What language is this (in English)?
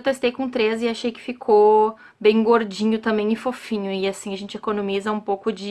Portuguese